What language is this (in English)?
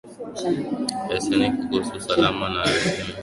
Swahili